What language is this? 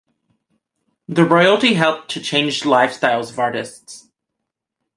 English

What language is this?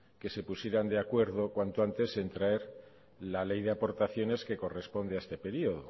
Spanish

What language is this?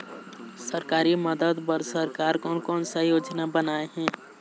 Chhattisgarhi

